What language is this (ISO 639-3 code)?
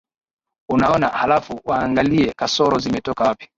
swa